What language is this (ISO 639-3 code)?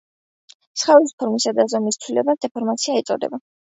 kat